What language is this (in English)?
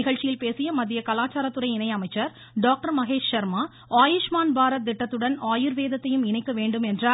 Tamil